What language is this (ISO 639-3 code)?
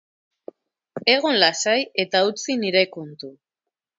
eus